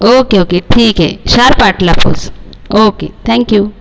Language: Marathi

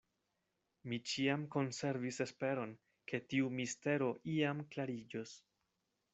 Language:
Esperanto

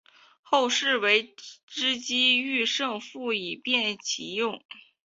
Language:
Chinese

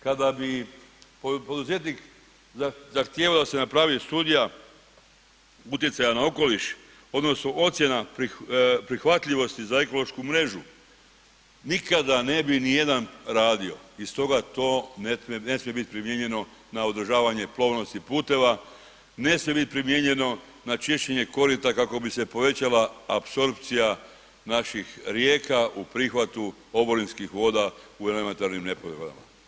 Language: Croatian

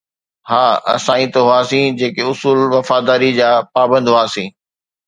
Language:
Sindhi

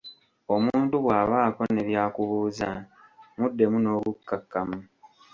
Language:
Ganda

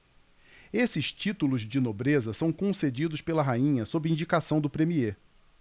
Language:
Portuguese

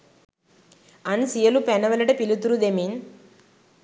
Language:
Sinhala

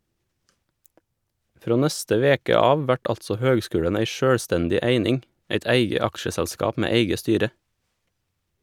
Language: Norwegian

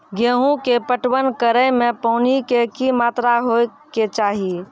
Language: Maithili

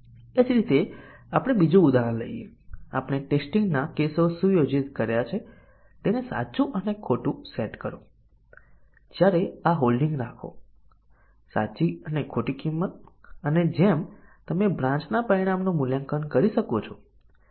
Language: Gujarati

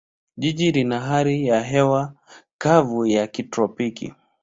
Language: Swahili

